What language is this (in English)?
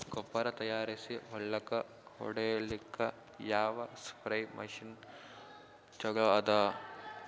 Kannada